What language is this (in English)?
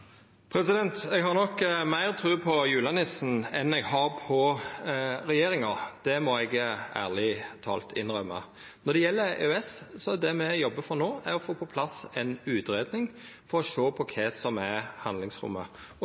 Norwegian Nynorsk